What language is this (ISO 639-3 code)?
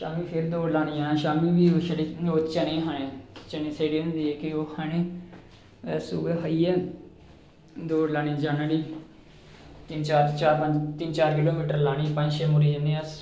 doi